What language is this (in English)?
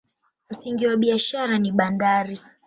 Swahili